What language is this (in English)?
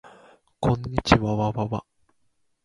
Japanese